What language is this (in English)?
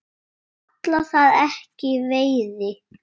Icelandic